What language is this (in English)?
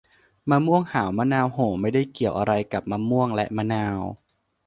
Thai